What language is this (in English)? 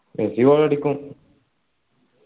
Malayalam